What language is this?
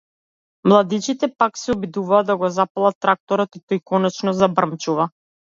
Macedonian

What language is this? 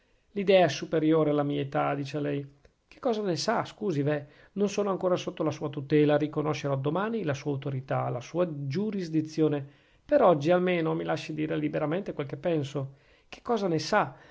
Italian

